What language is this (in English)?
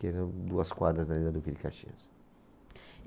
Portuguese